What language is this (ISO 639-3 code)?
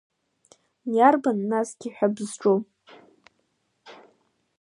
abk